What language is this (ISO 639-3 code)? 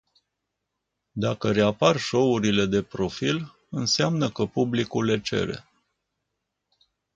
ron